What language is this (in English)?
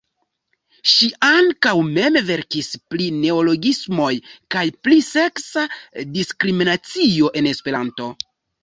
Esperanto